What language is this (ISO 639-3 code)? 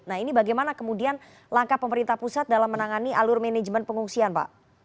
ind